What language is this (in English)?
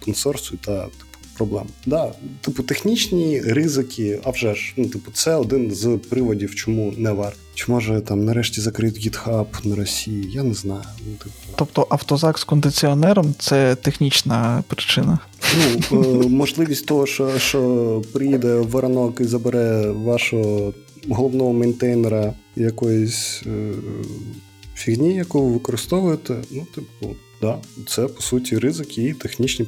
Ukrainian